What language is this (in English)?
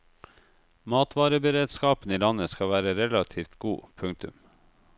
Norwegian